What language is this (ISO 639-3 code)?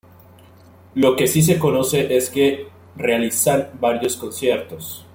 spa